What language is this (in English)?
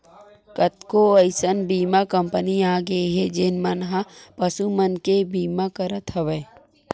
Chhattisgarhi